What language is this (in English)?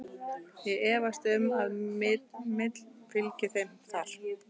Icelandic